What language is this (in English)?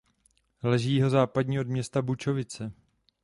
Czech